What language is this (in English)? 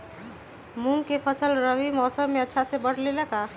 Magahi